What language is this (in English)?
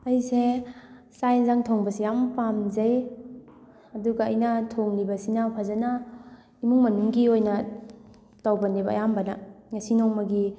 Manipuri